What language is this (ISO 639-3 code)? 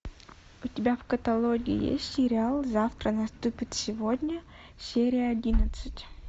rus